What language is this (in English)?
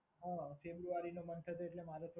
Gujarati